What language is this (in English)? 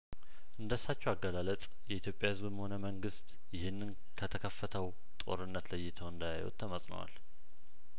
Amharic